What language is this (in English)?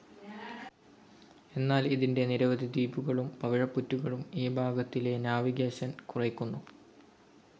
Malayalam